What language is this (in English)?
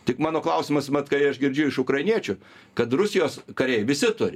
Lithuanian